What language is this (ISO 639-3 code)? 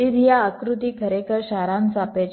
guj